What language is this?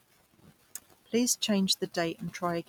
English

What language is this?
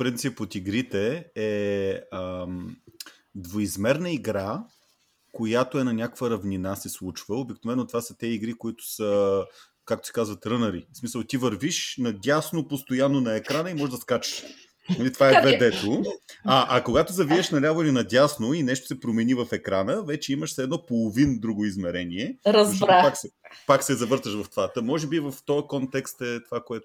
Bulgarian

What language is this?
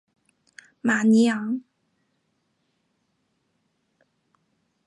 Chinese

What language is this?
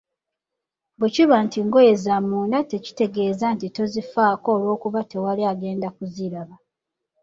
Ganda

